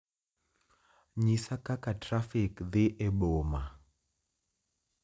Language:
Luo (Kenya and Tanzania)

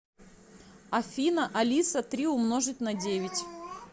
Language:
Russian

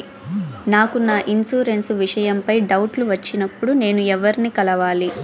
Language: Telugu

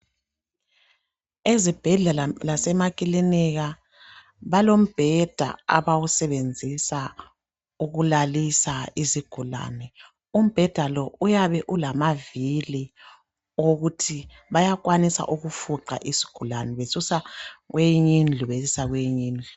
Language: North Ndebele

